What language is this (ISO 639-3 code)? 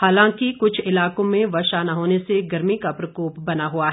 hin